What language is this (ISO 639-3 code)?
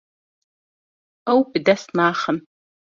kur